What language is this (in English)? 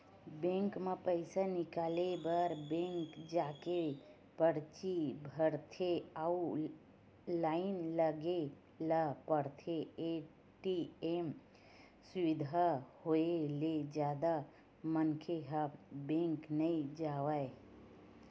Chhattisgarhi